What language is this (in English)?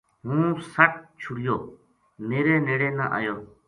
Gujari